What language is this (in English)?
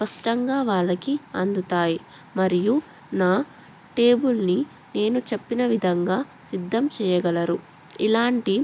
Telugu